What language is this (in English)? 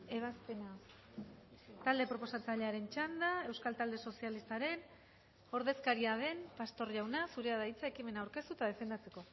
Basque